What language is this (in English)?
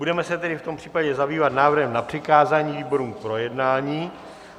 Czech